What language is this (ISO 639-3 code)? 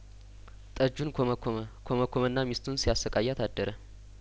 amh